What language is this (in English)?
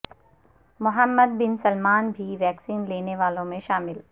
Urdu